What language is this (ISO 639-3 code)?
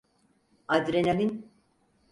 tur